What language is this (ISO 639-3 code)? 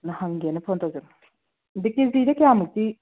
mni